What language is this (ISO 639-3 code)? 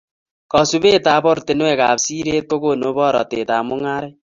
kln